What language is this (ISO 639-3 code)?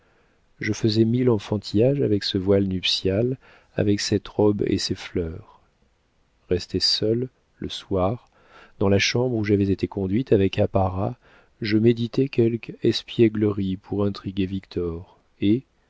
fra